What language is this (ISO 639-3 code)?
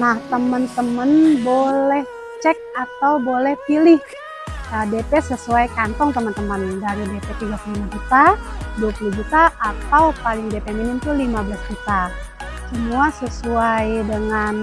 ind